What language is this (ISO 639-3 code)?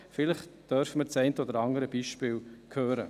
gsw